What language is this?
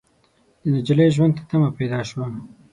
Pashto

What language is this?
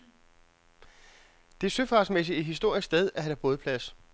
Danish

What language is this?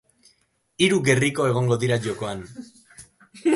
Basque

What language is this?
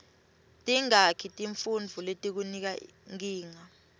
Swati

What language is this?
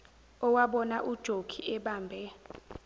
Zulu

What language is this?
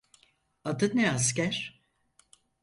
Turkish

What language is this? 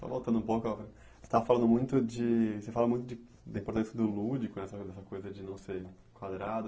Portuguese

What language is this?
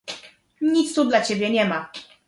Polish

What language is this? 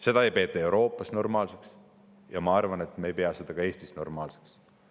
Estonian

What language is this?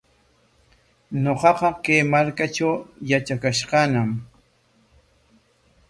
Corongo Ancash Quechua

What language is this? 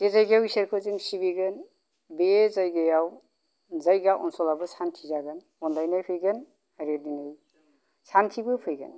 Bodo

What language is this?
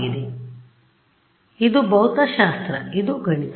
Kannada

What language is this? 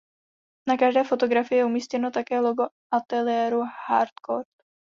Czech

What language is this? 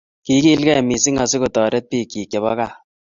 Kalenjin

